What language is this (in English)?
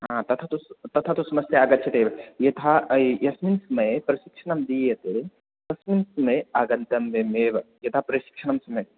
Sanskrit